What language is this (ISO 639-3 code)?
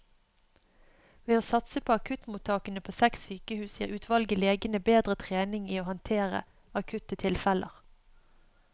nor